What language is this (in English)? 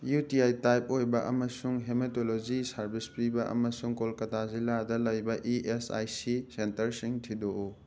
Manipuri